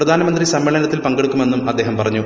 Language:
Malayalam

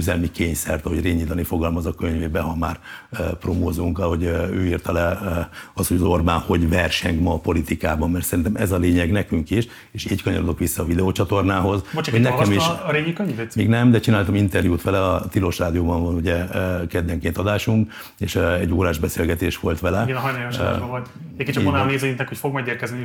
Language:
Hungarian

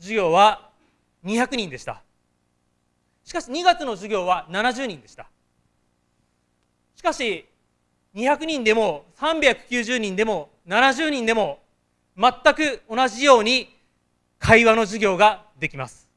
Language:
Japanese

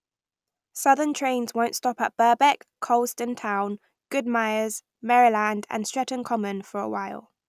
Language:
English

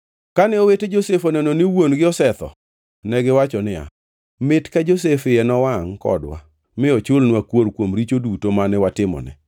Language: Luo (Kenya and Tanzania)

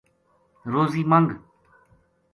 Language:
Gujari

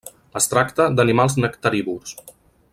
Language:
Catalan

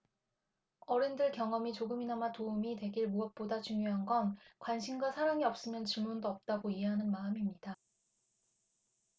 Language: Korean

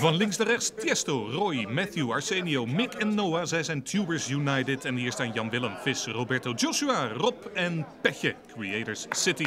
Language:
Dutch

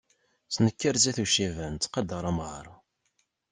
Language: Kabyle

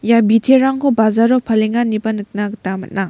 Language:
Garo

